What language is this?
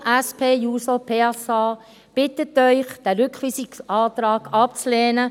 Swiss German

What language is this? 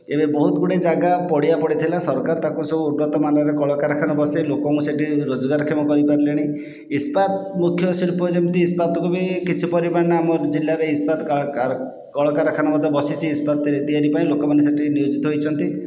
Odia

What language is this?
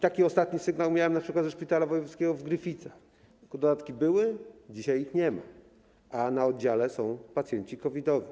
Polish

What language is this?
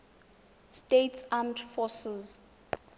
Tswana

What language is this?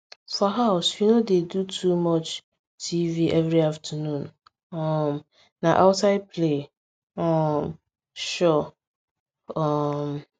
Nigerian Pidgin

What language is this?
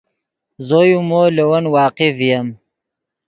Yidgha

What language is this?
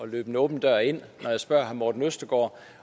Danish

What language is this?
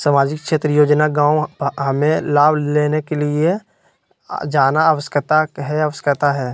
Magahi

